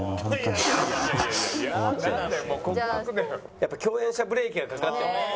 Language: Japanese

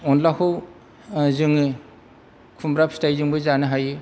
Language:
Bodo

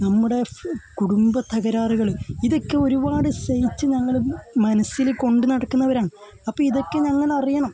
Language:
Malayalam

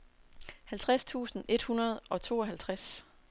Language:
Danish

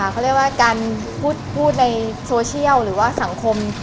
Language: Thai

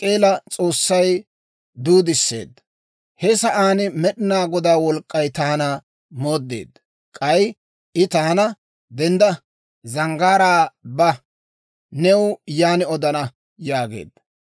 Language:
Dawro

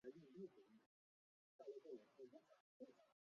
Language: Chinese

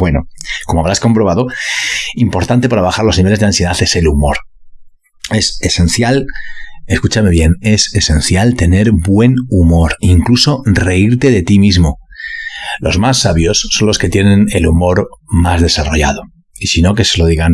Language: Spanish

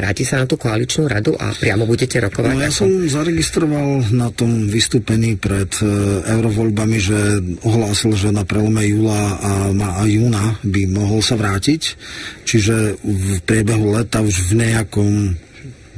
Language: Slovak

